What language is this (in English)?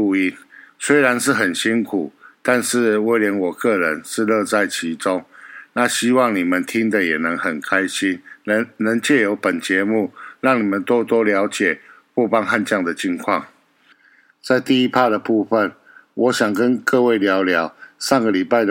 Chinese